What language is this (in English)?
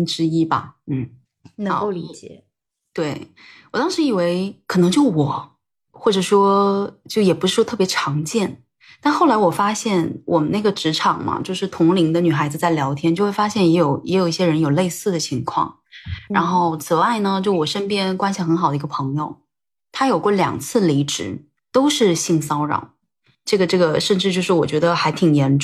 Chinese